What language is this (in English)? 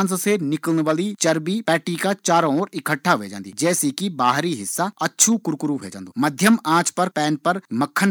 Garhwali